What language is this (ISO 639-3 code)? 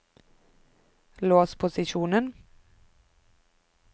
nor